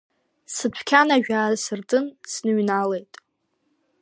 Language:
Abkhazian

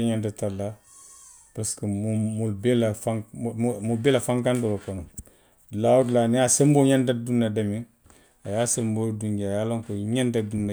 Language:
Western Maninkakan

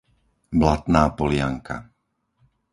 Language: Slovak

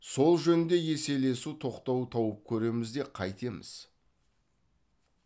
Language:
Kazakh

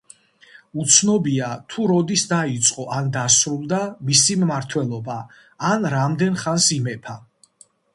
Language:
Georgian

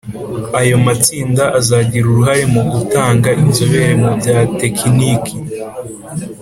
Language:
Kinyarwanda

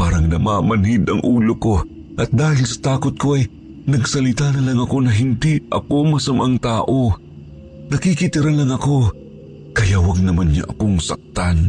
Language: Filipino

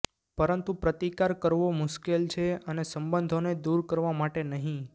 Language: Gujarati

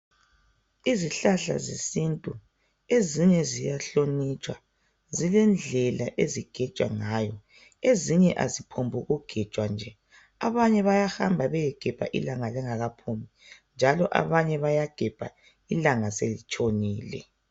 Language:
North Ndebele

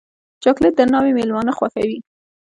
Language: Pashto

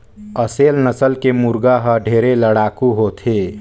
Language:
Chhattisgarhi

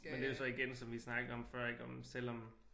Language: Danish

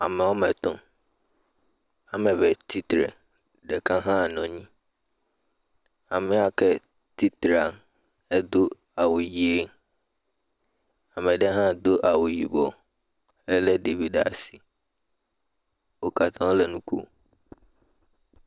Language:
Ewe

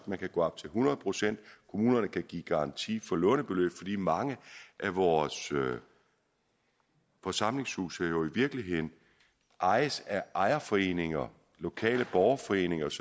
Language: Danish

